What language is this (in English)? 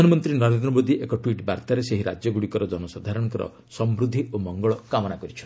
Odia